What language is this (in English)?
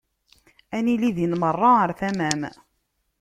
Kabyle